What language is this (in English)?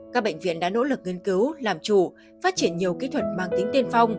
Vietnamese